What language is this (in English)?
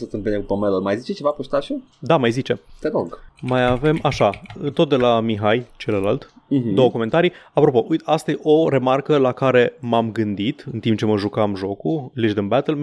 Romanian